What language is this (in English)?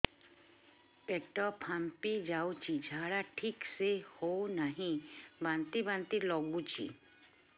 Odia